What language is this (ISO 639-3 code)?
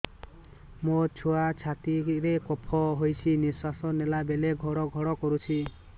ori